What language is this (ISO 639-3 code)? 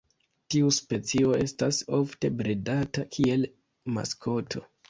epo